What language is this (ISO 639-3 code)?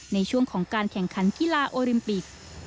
tha